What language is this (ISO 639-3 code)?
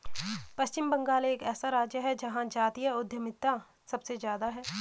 hin